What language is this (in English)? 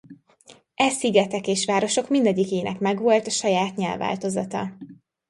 Hungarian